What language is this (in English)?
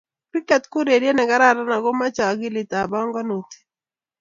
Kalenjin